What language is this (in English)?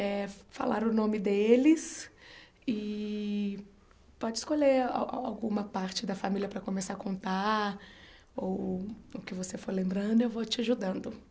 Portuguese